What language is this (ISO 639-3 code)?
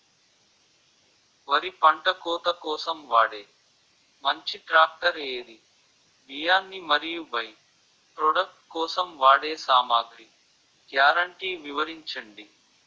tel